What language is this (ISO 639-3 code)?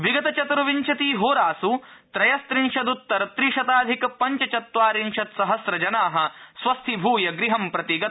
san